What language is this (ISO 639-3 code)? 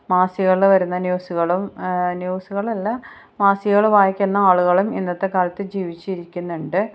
mal